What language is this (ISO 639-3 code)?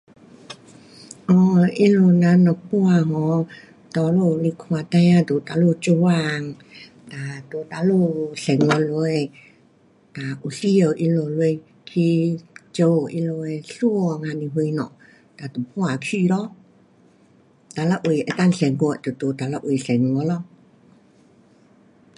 cpx